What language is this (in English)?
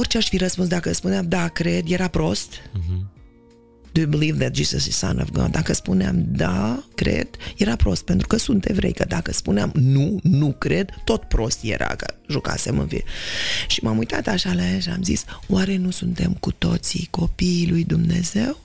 Romanian